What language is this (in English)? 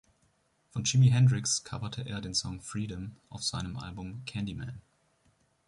German